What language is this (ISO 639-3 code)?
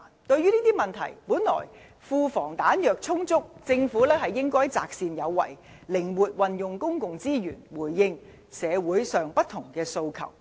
yue